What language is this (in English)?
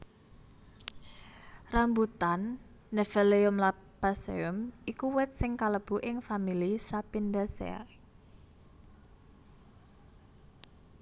Javanese